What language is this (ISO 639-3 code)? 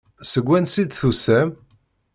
kab